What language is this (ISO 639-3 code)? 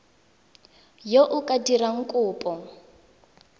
tsn